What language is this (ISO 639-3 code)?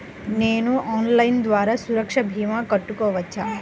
tel